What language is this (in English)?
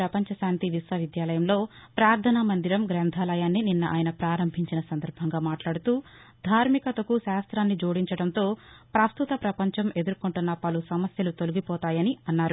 Telugu